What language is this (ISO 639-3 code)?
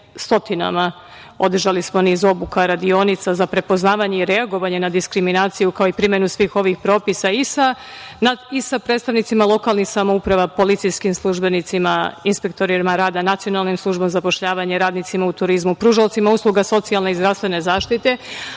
srp